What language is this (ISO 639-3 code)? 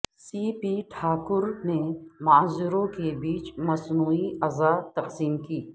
urd